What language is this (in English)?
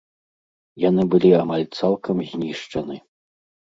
Belarusian